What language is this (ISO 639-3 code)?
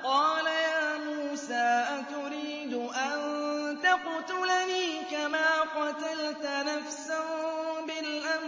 ara